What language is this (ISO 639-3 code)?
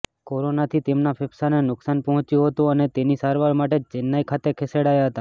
guj